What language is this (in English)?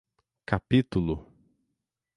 Portuguese